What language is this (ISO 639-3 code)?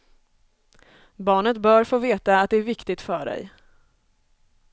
swe